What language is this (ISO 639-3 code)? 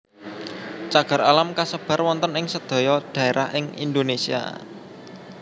jav